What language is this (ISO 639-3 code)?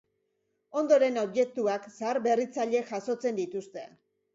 eus